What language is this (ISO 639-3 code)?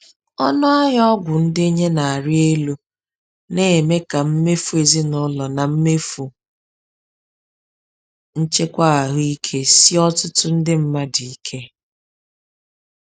ibo